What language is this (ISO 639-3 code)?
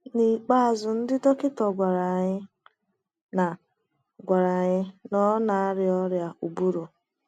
ibo